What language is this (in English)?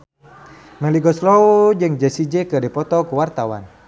Sundanese